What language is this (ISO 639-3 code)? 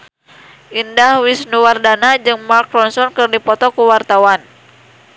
sun